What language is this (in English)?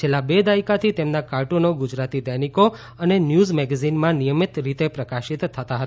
Gujarati